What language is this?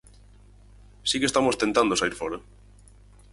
Galician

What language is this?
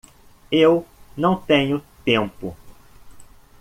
Portuguese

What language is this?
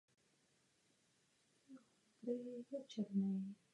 Czech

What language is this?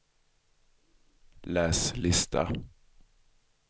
Swedish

